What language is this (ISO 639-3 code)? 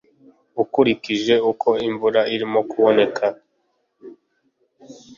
kin